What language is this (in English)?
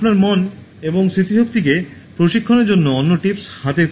Bangla